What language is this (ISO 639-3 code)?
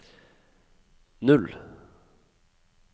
nor